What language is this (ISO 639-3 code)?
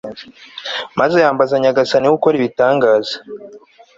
kin